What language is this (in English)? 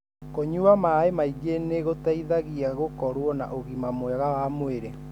Kikuyu